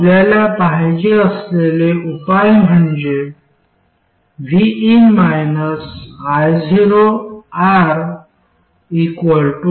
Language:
Marathi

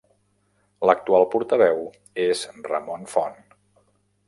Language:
Catalan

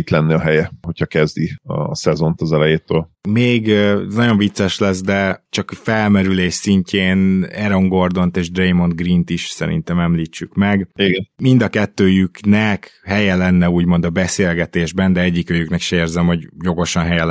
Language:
Hungarian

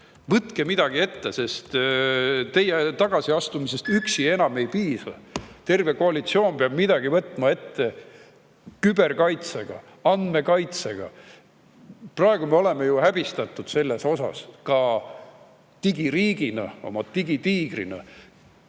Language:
Estonian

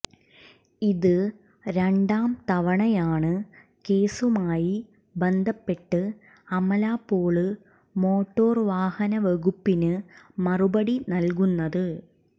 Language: Malayalam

